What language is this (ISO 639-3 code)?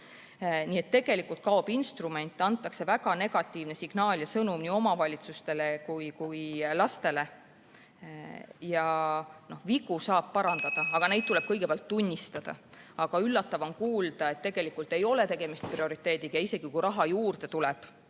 est